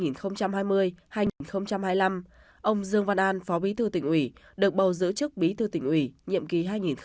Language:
Vietnamese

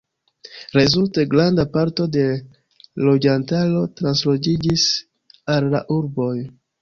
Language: Esperanto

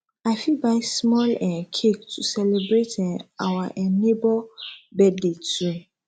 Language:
Nigerian Pidgin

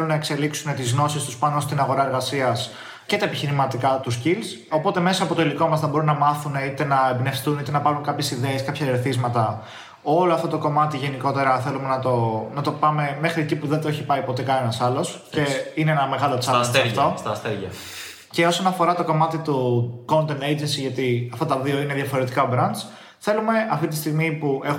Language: Greek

